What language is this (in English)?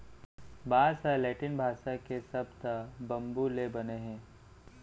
Chhattisgarhi